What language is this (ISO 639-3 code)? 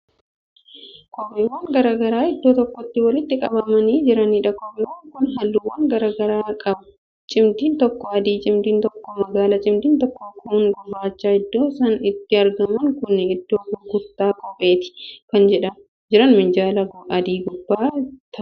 orm